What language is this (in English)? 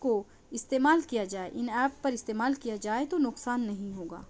Urdu